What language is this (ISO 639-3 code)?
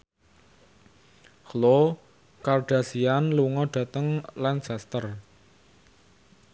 jav